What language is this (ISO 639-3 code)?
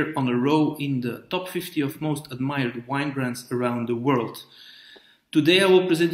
pol